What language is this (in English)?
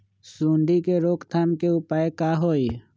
Magahi